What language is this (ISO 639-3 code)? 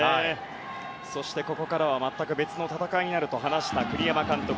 jpn